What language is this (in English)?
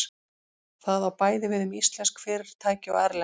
Icelandic